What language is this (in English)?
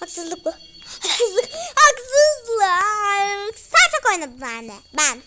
Turkish